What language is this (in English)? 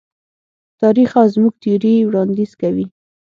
Pashto